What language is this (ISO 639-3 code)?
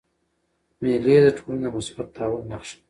pus